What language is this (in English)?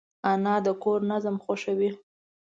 Pashto